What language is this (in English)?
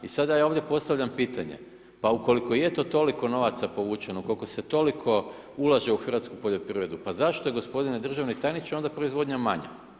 Croatian